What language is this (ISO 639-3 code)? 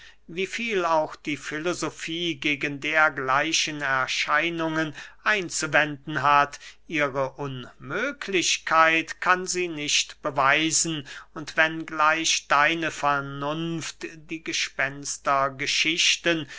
deu